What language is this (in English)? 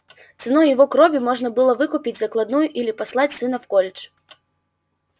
Russian